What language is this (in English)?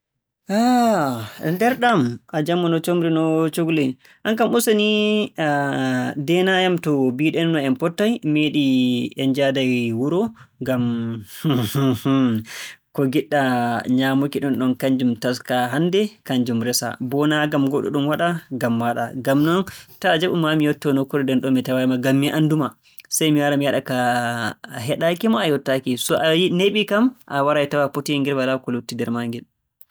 Borgu Fulfulde